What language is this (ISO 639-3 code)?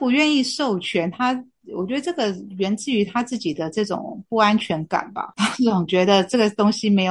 zho